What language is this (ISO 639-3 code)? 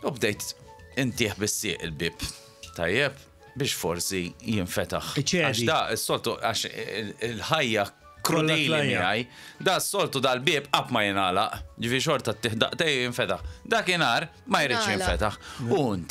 ara